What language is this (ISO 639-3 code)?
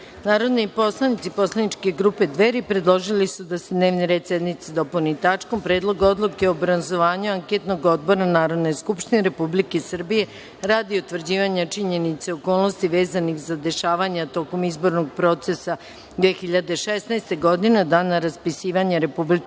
srp